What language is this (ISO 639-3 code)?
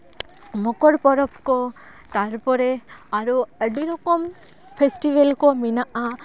sat